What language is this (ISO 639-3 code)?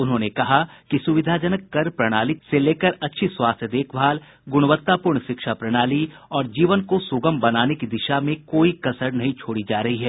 hin